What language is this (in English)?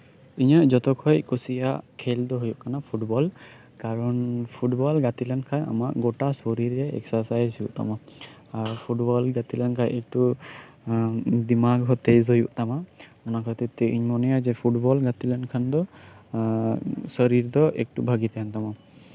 Santali